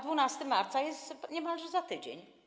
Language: Polish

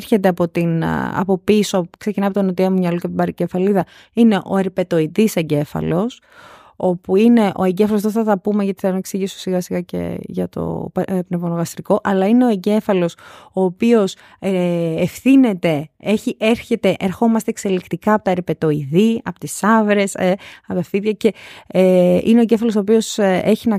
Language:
Greek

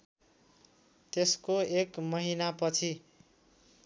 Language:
Nepali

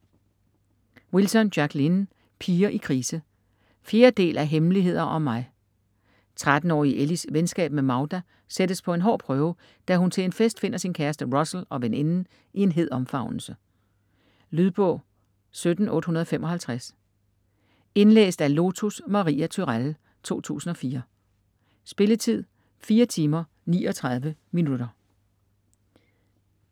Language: Danish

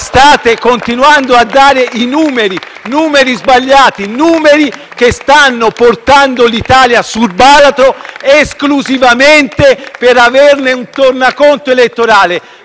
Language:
Italian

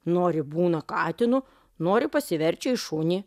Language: Lithuanian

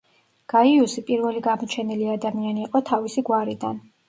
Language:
Georgian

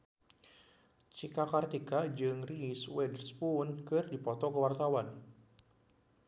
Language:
Sundanese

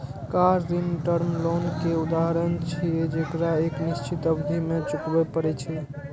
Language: Maithili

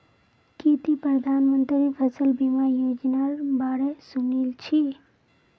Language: Magahi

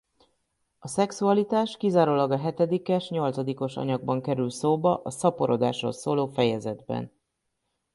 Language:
Hungarian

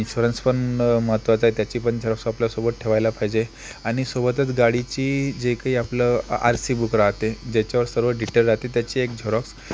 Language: Marathi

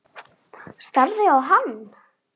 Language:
Icelandic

